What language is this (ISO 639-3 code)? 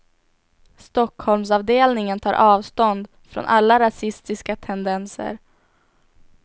swe